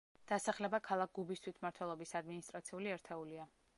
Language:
Georgian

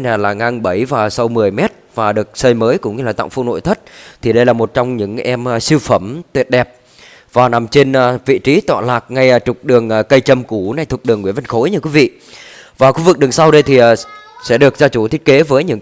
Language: Vietnamese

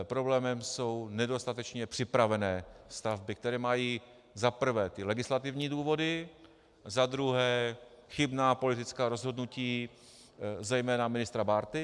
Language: Czech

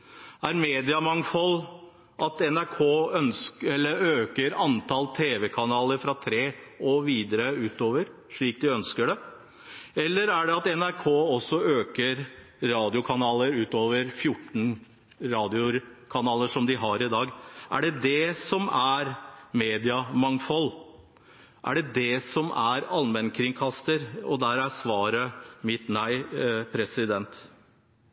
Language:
Norwegian Bokmål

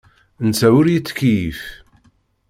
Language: Kabyle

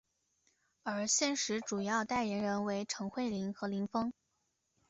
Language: Chinese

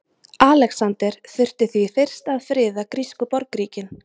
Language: Icelandic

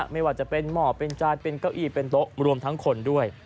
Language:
Thai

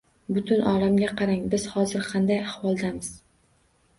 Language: Uzbek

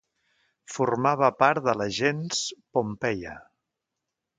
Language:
Catalan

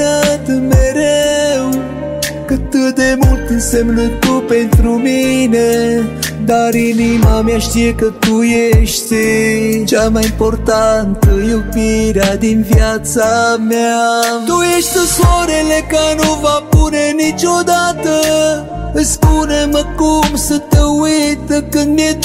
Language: Romanian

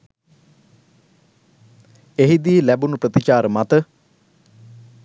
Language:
Sinhala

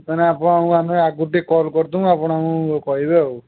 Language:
Odia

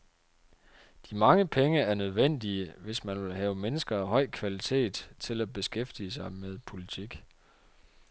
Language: Danish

